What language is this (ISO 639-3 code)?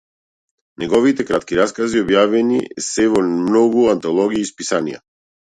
mkd